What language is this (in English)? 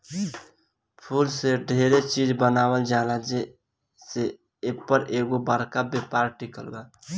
Bhojpuri